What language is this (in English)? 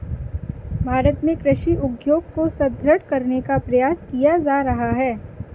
Hindi